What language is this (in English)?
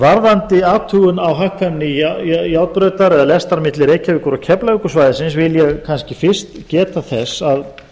Icelandic